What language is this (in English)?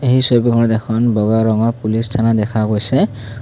Assamese